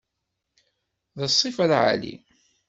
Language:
Kabyle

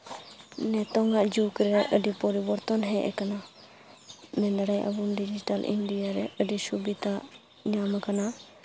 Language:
Santali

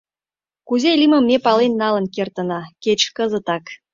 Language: Mari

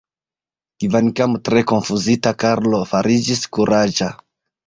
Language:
Esperanto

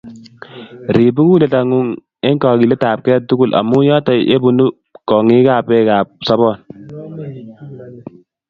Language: Kalenjin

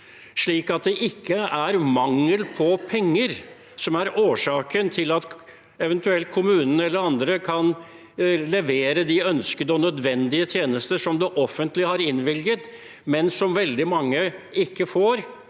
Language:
Norwegian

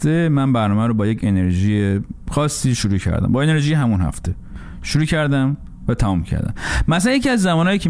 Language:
Persian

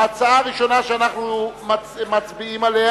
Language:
Hebrew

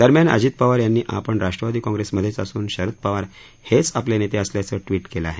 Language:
Marathi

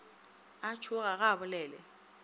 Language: Northern Sotho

